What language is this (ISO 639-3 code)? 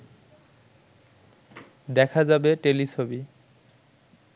ben